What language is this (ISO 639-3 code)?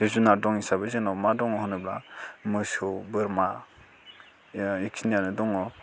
brx